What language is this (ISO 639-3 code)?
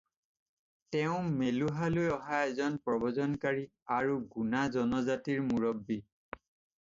asm